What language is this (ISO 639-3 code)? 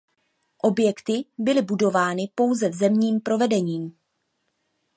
ces